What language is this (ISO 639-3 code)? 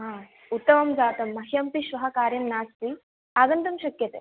san